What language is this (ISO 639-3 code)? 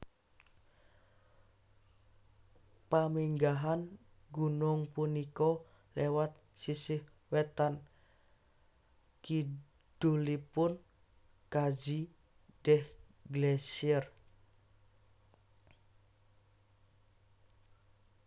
jav